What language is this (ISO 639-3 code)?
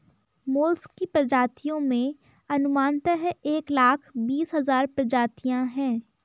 hin